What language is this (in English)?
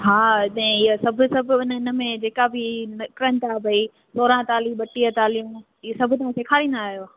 Sindhi